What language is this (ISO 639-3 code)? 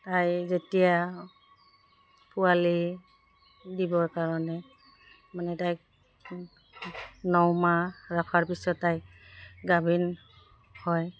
asm